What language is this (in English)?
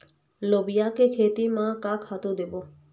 Chhattisgarhi